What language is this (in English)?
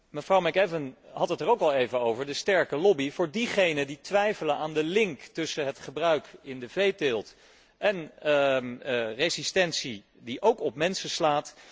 Dutch